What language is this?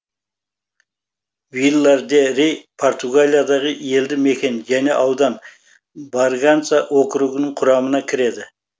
Kazakh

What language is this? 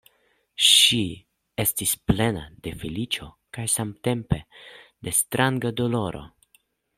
Esperanto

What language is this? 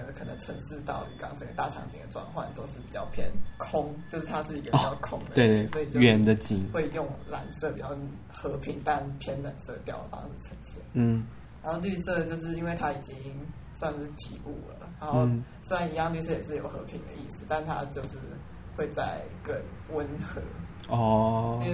Chinese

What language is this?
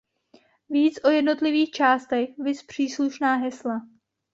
Czech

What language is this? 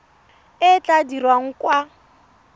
Tswana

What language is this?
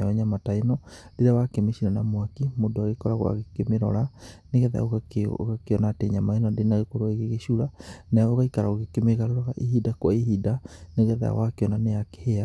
Kikuyu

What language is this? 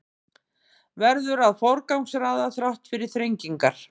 Icelandic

